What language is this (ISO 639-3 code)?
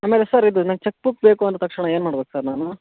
kan